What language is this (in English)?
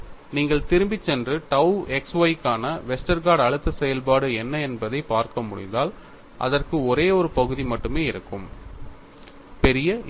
Tamil